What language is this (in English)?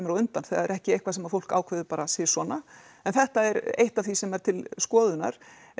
Icelandic